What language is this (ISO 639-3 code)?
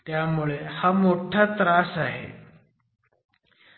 mar